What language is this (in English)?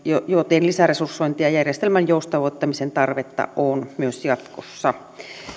Finnish